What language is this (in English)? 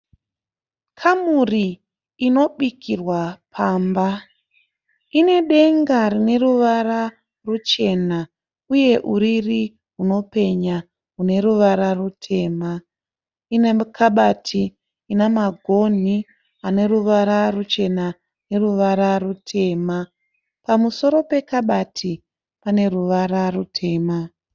Shona